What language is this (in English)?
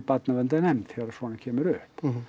Icelandic